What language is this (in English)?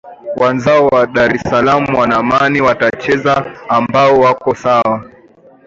Swahili